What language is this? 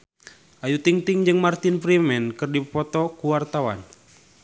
Sundanese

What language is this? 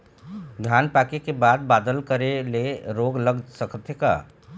Chhattisgarhi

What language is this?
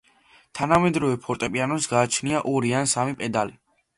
Georgian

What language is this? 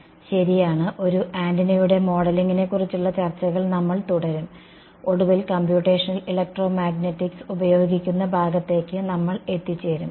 Malayalam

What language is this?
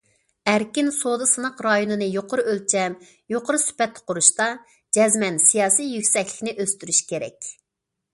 Uyghur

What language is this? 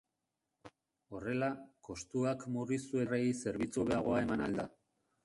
Basque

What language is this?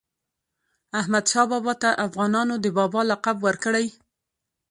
Pashto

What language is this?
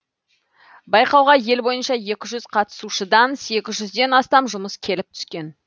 Kazakh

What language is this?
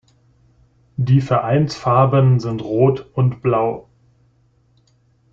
German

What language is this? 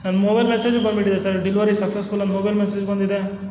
Kannada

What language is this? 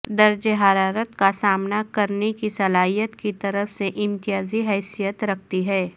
Urdu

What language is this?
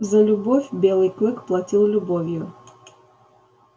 Russian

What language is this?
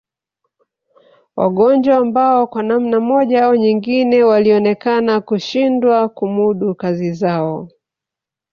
Swahili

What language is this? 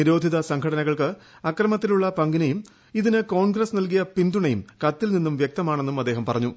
Malayalam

